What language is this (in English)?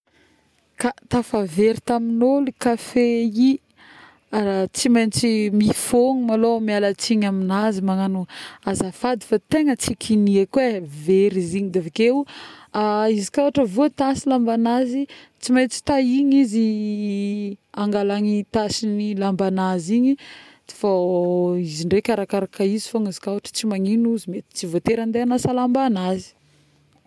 Northern Betsimisaraka Malagasy